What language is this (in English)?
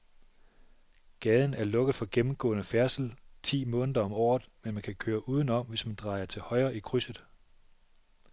Danish